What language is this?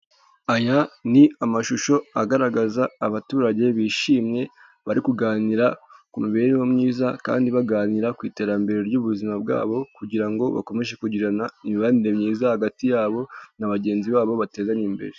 Kinyarwanda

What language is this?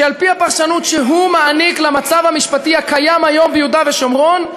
Hebrew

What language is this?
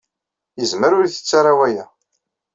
Kabyle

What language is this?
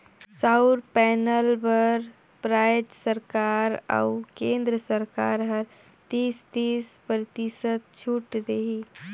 Chhattisgarhi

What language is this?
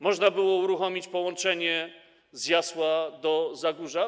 Polish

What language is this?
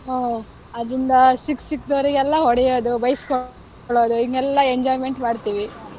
Kannada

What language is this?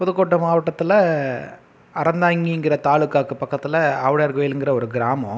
Tamil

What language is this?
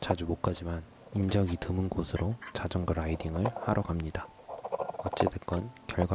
Korean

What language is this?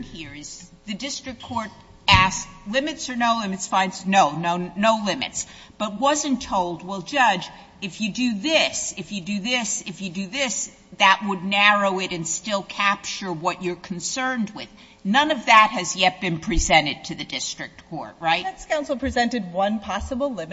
English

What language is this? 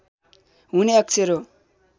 Nepali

